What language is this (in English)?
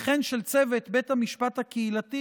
Hebrew